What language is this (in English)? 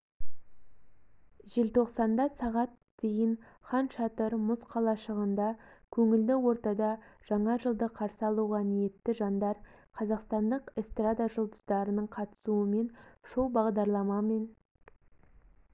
Kazakh